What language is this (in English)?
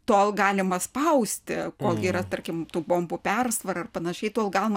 Lithuanian